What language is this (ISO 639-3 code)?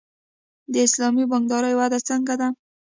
pus